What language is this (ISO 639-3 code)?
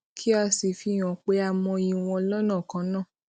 yor